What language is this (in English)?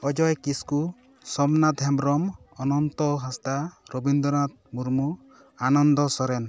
Santali